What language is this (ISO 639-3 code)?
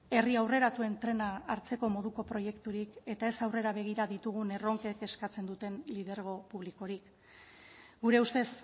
eus